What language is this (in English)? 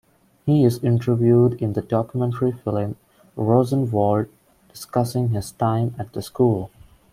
English